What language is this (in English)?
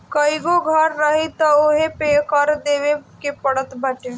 Bhojpuri